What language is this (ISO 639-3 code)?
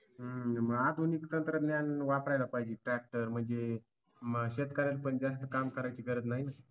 mar